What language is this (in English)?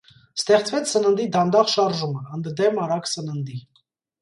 Armenian